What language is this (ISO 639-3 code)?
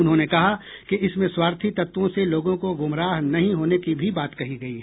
hin